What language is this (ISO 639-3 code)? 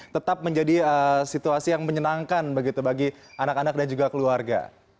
ind